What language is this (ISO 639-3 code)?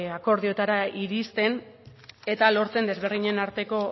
eus